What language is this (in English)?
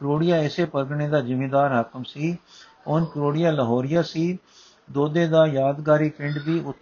Punjabi